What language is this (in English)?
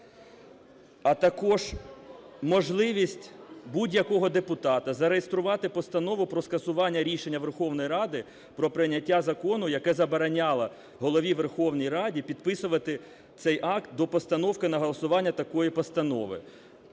Ukrainian